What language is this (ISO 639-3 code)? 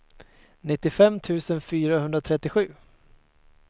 swe